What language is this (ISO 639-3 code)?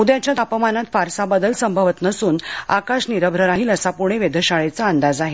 mar